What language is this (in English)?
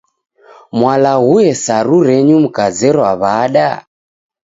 Taita